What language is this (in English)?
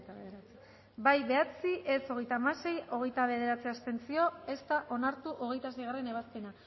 Basque